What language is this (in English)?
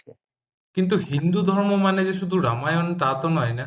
Bangla